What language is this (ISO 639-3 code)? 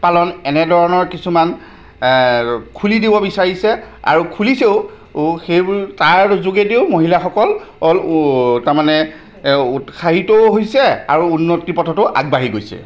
asm